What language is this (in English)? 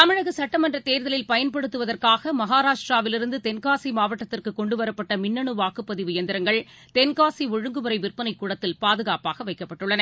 Tamil